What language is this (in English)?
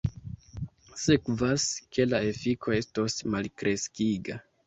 Esperanto